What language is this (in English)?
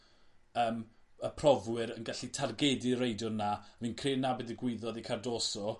Welsh